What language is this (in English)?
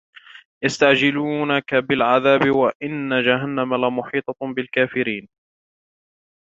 Arabic